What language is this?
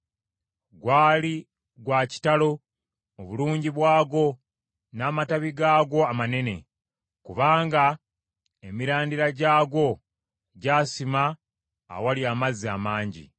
Ganda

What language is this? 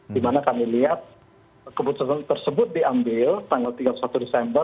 Indonesian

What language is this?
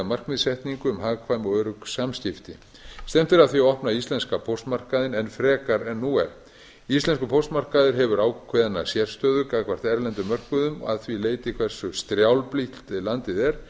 Icelandic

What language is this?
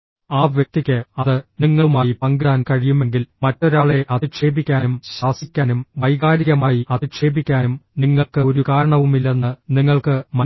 Malayalam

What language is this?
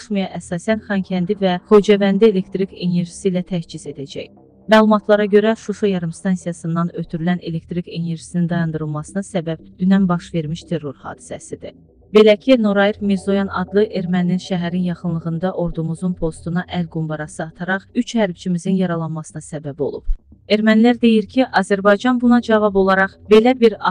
Turkish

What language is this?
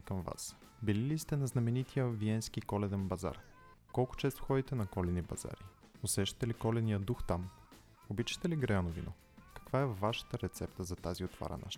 Bulgarian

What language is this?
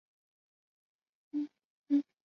Chinese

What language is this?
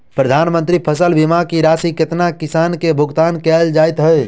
Maithili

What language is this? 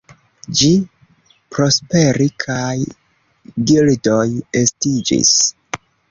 Esperanto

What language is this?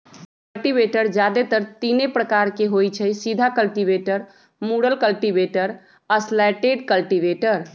Magahi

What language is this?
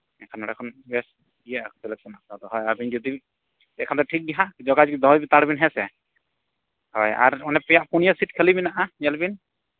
Santali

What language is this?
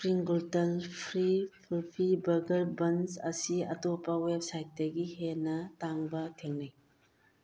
Manipuri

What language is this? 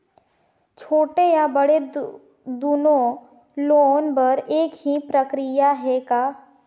Chhattisgarhi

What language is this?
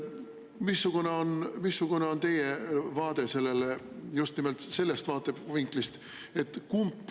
Estonian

